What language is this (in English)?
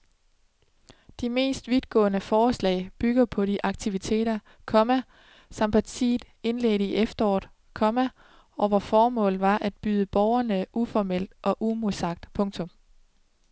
Danish